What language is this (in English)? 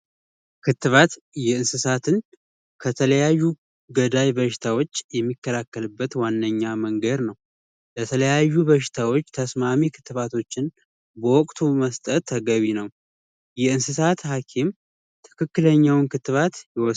Amharic